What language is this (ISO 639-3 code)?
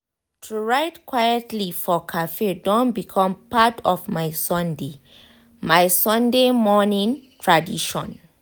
pcm